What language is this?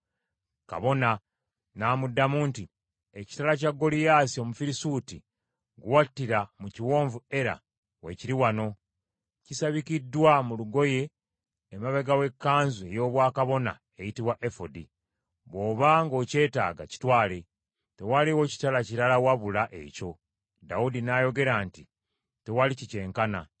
Ganda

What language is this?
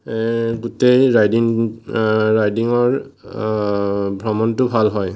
Assamese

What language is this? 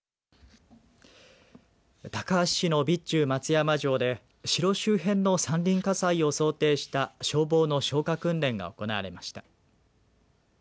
Japanese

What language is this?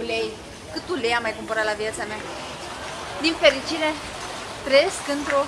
Romanian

